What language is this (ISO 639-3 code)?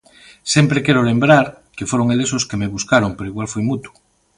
glg